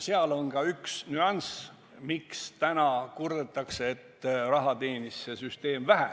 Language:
Estonian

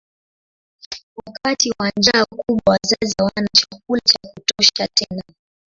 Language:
Swahili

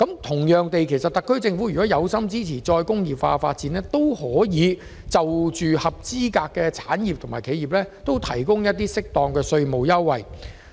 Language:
Cantonese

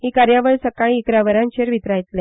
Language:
Konkani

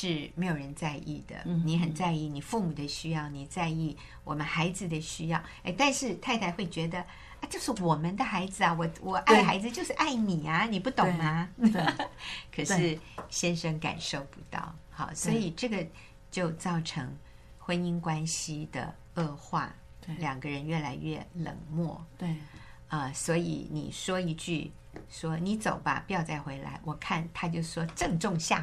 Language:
Chinese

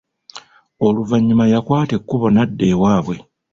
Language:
Ganda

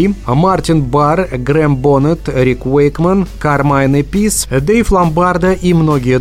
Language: Russian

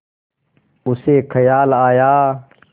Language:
Hindi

